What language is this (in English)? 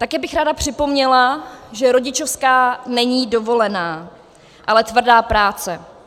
Czech